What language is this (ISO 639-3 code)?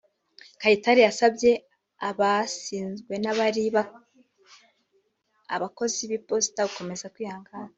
kin